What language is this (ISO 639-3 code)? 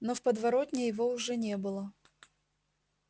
rus